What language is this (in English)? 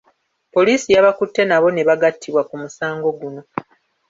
Ganda